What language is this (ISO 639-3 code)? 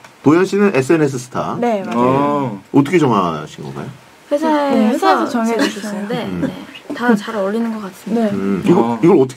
kor